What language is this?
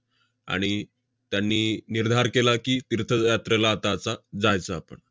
Marathi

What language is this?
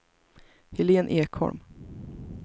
Swedish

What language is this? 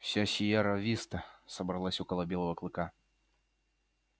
Russian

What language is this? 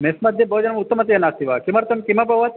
Sanskrit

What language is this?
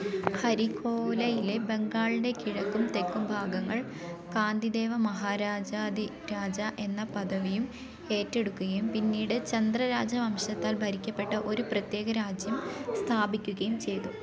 Malayalam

